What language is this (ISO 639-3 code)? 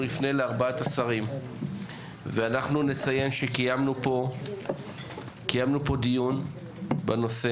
heb